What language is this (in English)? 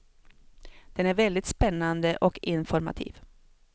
Swedish